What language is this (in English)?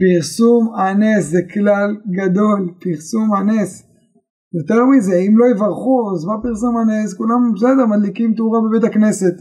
Hebrew